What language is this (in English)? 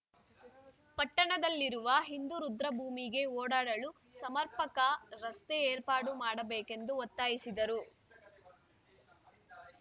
Kannada